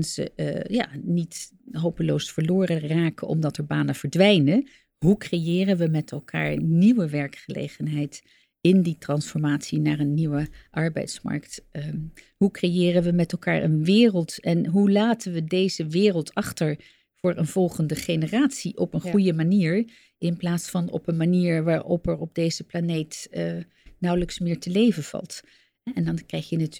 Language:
Dutch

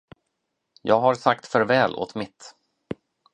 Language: Swedish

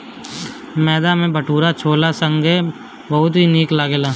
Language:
Bhojpuri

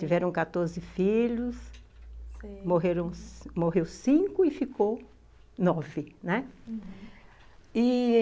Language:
Portuguese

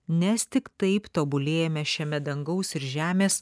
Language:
Lithuanian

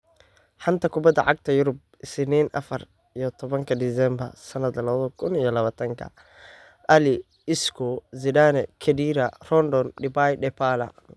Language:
Somali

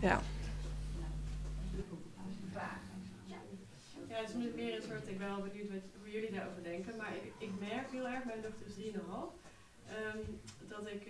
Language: Dutch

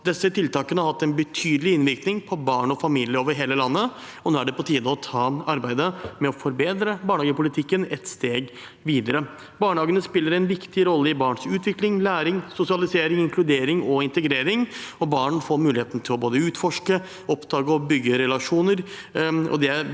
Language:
Norwegian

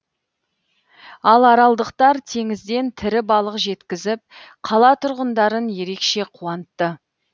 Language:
Kazakh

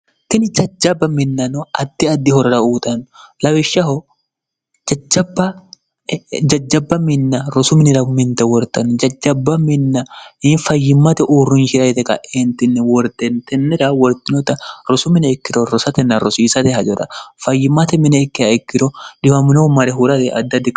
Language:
Sidamo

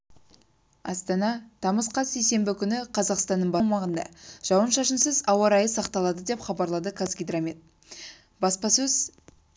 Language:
Kazakh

